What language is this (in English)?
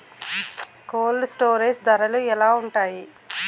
Telugu